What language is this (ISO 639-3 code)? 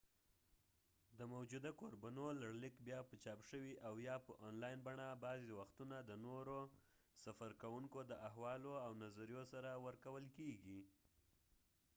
pus